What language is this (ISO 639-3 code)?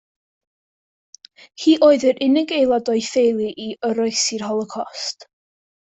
cym